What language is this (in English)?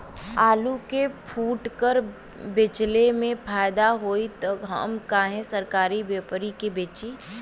Bhojpuri